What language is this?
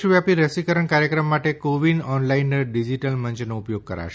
Gujarati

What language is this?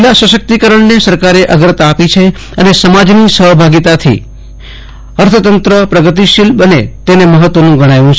Gujarati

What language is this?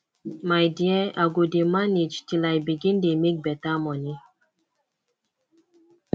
Nigerian Pidgin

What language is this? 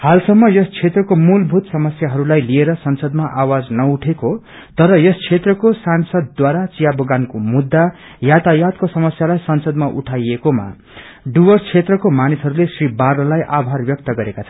Nepali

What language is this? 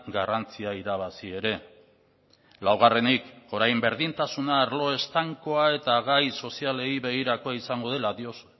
Basque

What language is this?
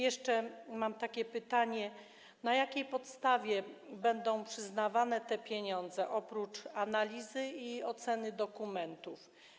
Polish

